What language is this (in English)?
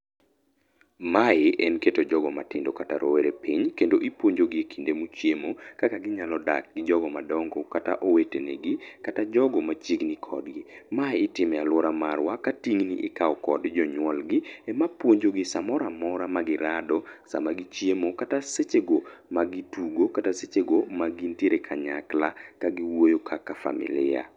Luo (Kenya and Tanzania)